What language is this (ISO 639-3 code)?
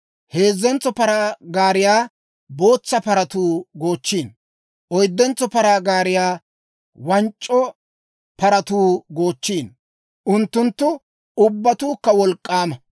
dwr